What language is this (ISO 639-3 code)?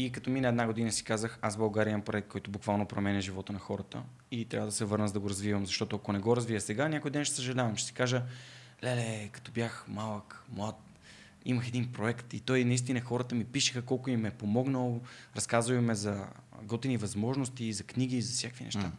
bul